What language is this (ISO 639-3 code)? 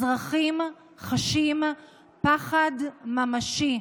heb